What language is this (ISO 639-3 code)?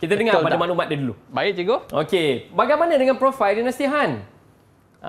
msa